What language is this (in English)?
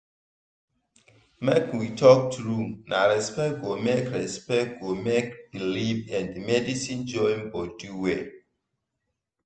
Nigerian Pidgin